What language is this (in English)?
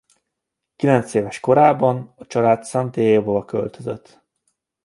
Hungarian